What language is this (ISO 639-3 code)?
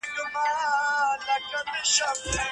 pus